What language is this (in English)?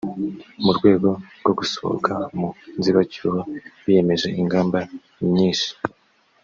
Kinyarwanda